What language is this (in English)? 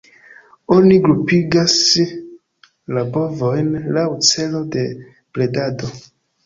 Esperanto